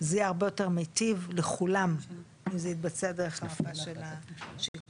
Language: Hebrew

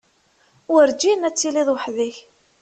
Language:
Kabyle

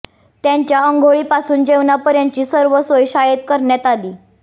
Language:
Marathi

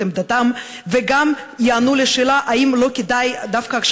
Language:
Hebrew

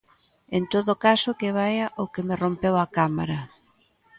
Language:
Galician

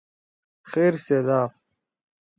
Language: Torwali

